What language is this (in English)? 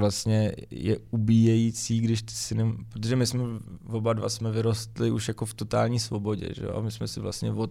Czech